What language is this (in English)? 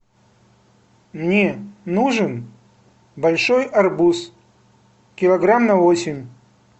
Russian